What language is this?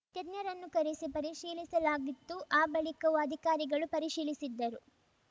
Kannada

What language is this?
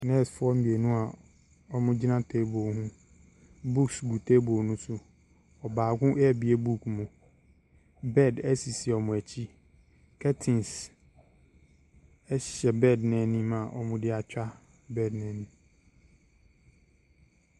Akan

